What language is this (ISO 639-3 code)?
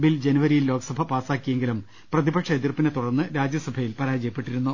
mal